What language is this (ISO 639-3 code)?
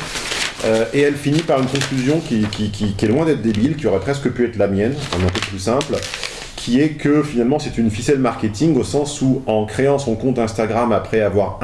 fra